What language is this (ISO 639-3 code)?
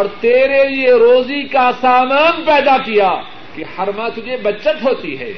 urd